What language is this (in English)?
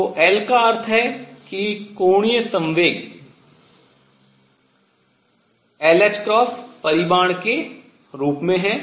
Hindi